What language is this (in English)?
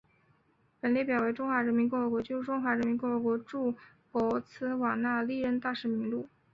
Chinese